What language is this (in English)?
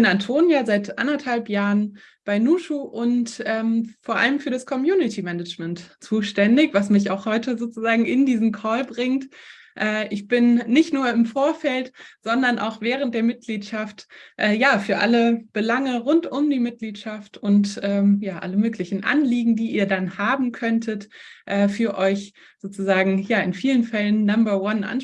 German